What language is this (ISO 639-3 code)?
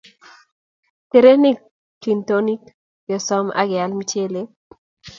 kln